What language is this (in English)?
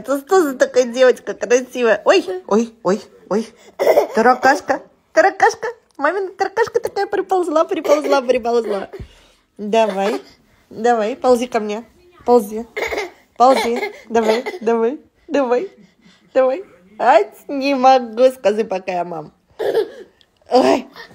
Russian